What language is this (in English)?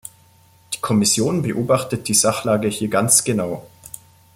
German